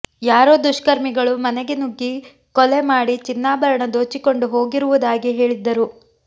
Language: Kannada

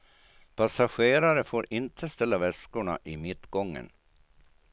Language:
Swedish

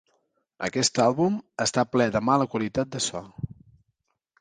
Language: Catalan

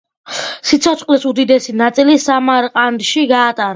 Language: Georgian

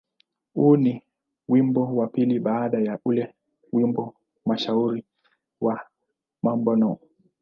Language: Swahili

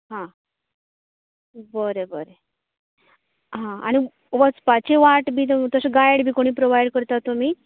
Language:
Konkani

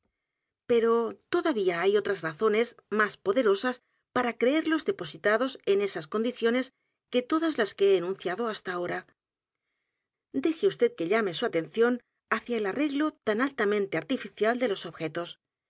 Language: Spanish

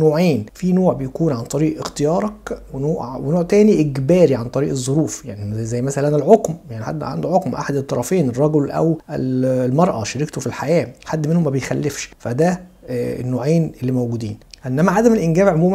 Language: Arabic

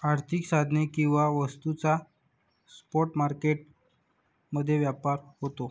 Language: Marathi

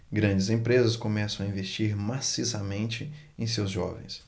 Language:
Portuguese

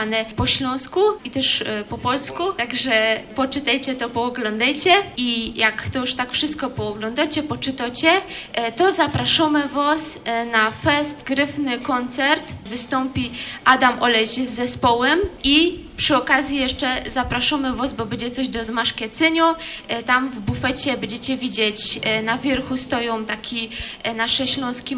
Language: Polish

